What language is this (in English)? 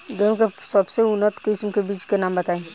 Bhojpuri